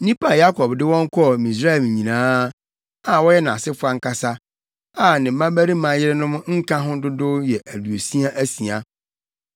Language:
Akan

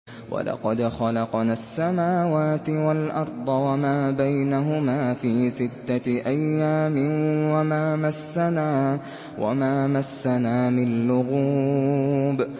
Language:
Arabic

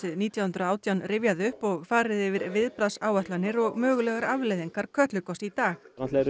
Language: Icelandic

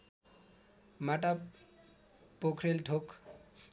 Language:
Nepali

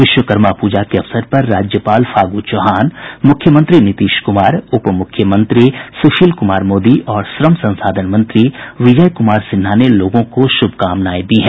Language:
Hindi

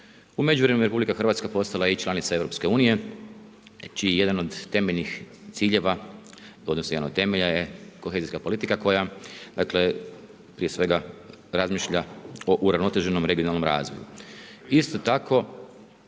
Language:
Croatian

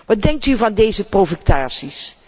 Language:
Dutch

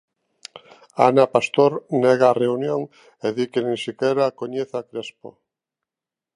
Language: Galician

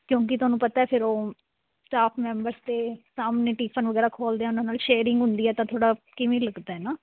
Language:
Punjabi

